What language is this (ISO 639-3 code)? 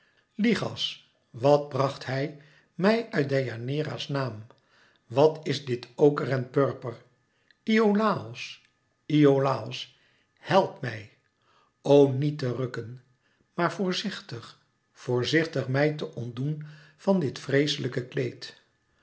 nld